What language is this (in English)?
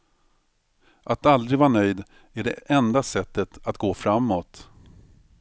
Swedish